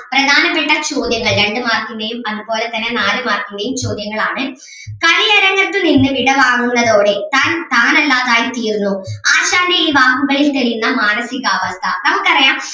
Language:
Malayalam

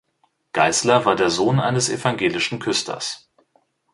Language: German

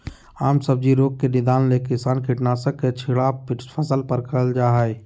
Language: Magahi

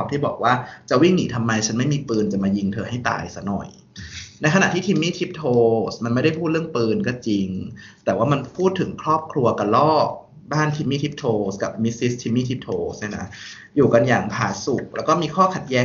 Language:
Thai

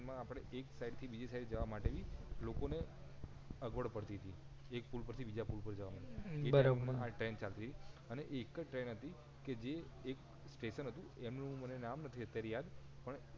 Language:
Gujarati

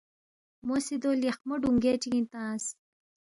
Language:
Balti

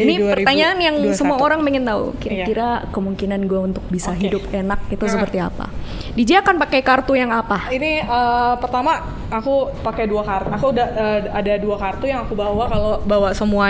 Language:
Indonesian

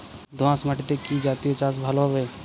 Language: Bangla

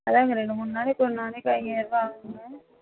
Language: Tamil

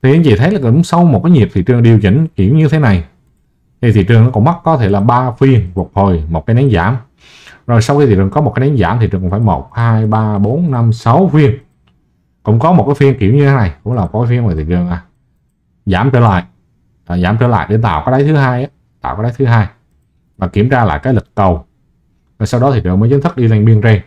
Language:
Vietnamese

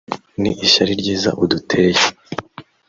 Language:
Kinyarwanda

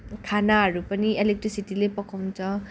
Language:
Nepali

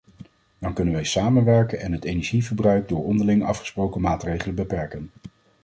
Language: Dutch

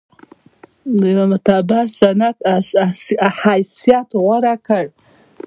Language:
Pashto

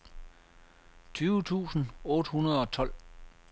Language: Danish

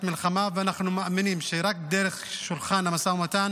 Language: Hebrew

